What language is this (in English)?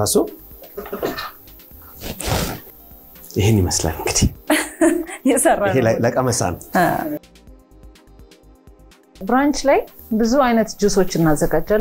English